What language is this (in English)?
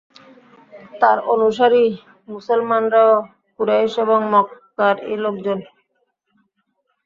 Bangla